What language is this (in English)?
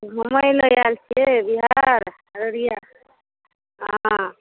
Maithili